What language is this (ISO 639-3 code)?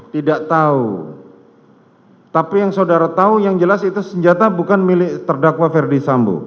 ind